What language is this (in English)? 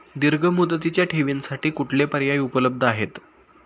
Marathi